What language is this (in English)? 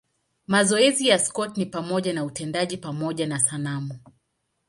Swahili